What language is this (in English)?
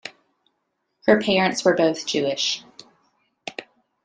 English